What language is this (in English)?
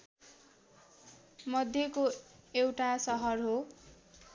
Nepali